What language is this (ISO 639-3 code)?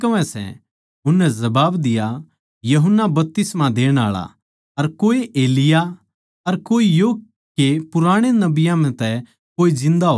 bgc